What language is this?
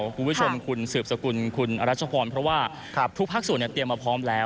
Thai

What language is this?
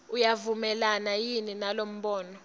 Swati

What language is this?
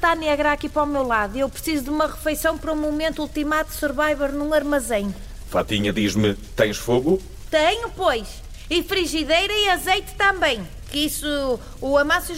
Portuguese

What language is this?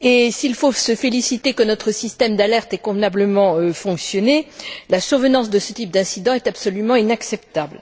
French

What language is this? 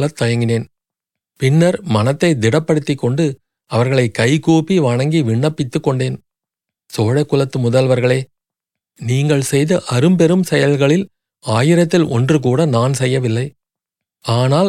Tamil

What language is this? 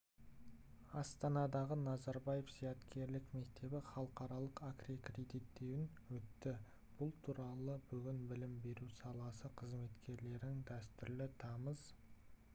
Kazakh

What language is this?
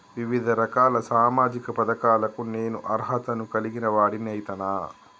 Telugu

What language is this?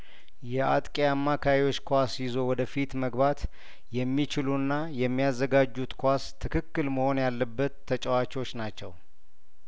Amharic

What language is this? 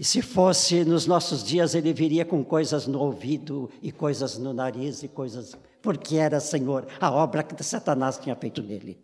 Portuguese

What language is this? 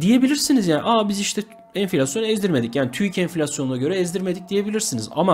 Turkish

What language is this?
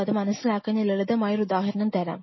Malayalam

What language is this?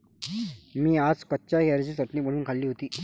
Marathi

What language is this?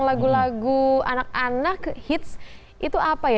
Indonesian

